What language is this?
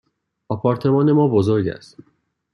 Persian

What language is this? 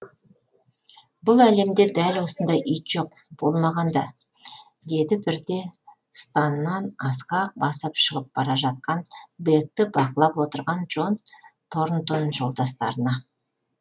Kazakh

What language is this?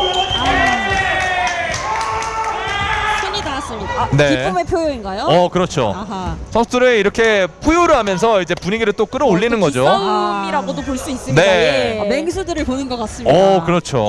Korean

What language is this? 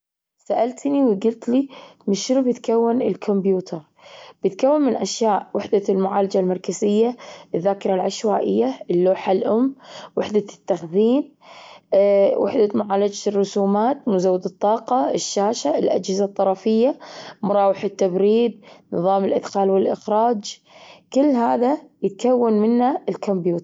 Gulf Arabic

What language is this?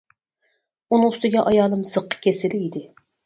Uyghur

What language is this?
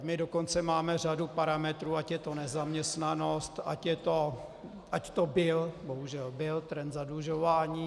Czech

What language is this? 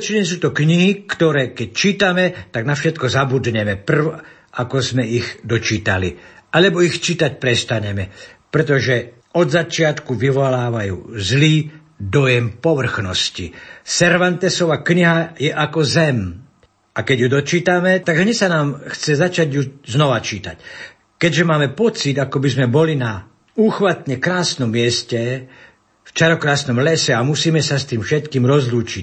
Slovak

